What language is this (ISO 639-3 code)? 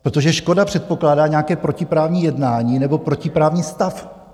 ces